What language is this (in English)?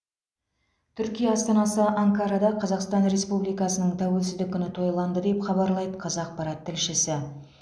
Kazakh